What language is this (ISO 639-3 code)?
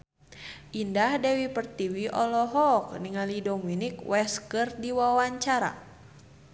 sun